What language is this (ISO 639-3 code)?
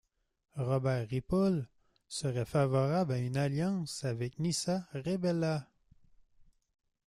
fra